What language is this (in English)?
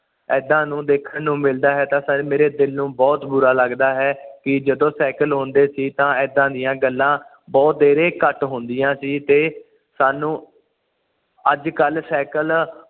Punjabi